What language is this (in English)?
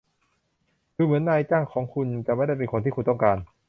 Thai